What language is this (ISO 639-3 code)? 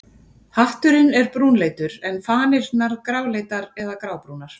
isl